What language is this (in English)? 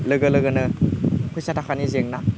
Bodo